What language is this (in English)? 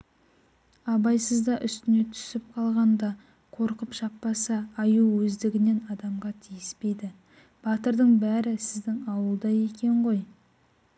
Kazakh